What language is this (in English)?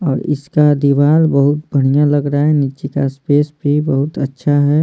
Hindi